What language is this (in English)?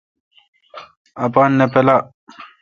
Kalkoti